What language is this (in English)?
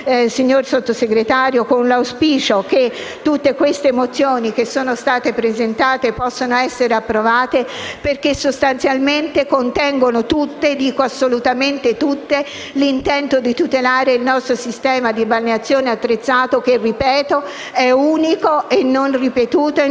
Italian